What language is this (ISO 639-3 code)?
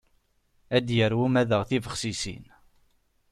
kab